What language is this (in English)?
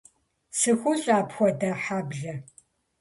Kabardian